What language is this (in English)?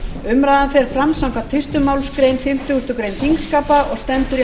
Icelandic